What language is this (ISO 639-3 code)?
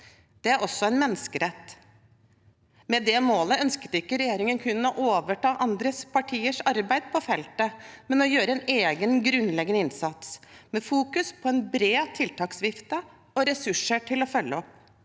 nor